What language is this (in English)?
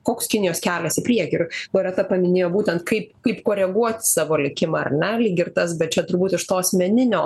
Lithuanian